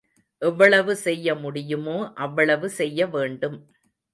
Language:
Tamil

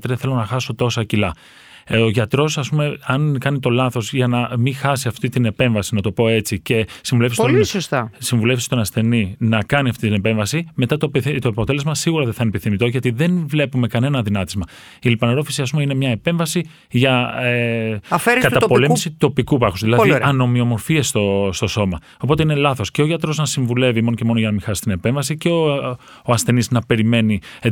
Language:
Greek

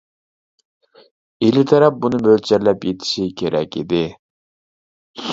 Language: Uyghur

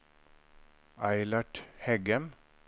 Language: Norwegian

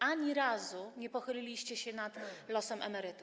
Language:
Polish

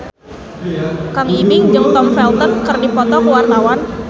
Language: Sundanese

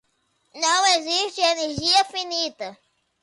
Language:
Portuguese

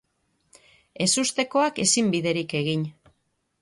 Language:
Basque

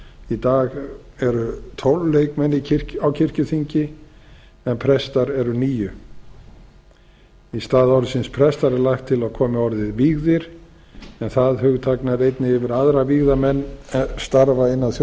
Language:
Icelandic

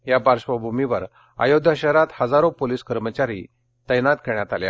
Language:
Marathi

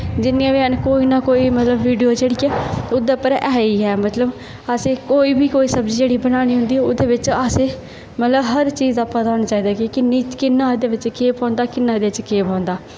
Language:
Dogri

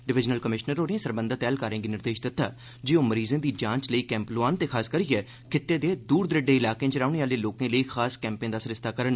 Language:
Dogri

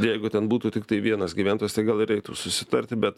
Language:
Lithuanian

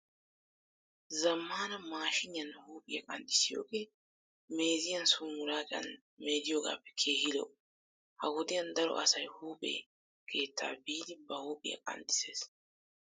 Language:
Wolaytta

